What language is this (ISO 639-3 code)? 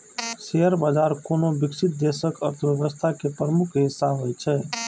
mai